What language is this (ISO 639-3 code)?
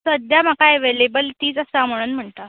kok